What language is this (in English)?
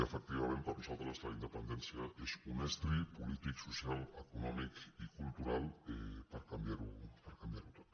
Catalan